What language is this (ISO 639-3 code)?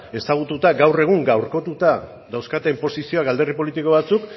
eus